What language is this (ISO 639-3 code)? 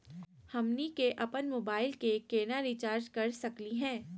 mag